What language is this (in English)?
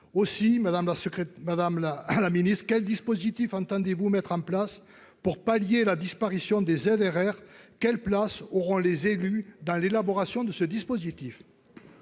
French